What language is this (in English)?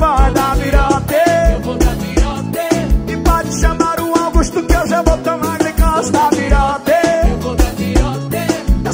Portuguese